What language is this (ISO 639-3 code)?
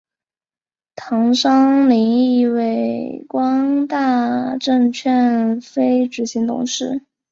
zho